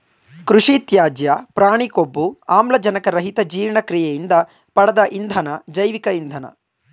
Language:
Kannada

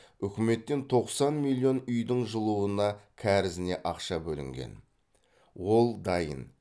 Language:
Kazakh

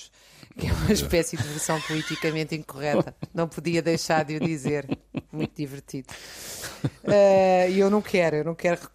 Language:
Portuguese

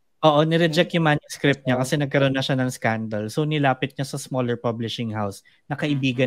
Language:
Filipino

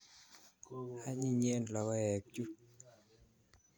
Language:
Kalenjin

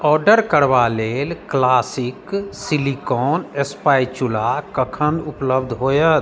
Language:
Maithili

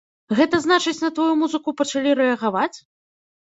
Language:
Belarusian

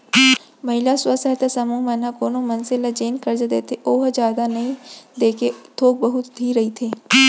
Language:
Chhattisgarhi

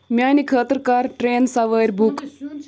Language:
Kashmiri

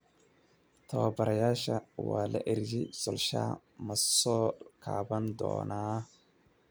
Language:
Somali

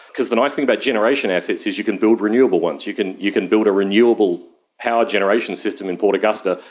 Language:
English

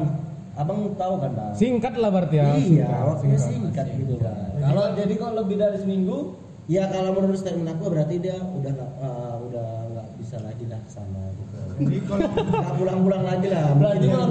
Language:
Indonesian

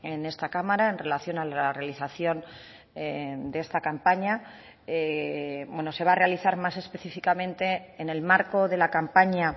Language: Spanish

